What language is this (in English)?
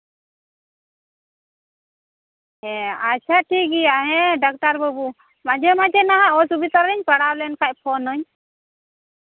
Santali